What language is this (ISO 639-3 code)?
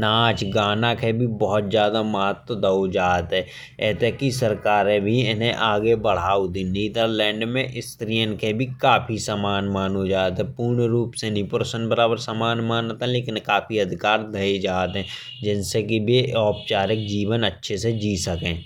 bns